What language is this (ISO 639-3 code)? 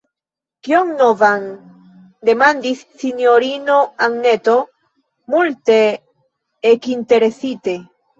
epo